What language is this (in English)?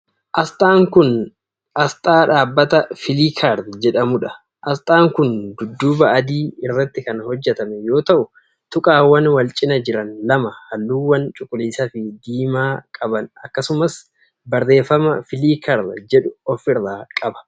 Oromo